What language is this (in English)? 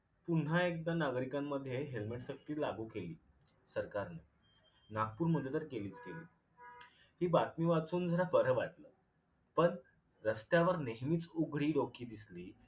Marathi